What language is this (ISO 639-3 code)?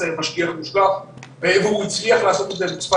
heb